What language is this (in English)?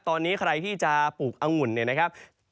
Thai